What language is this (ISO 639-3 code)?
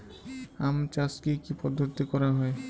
ben